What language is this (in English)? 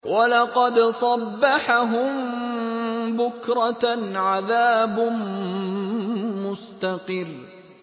Arabic